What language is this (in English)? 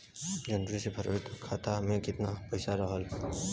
Bhojpuri